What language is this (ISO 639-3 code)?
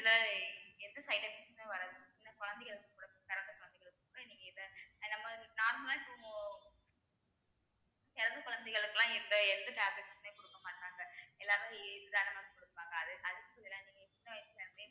tam